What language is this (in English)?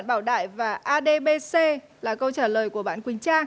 Vietnamese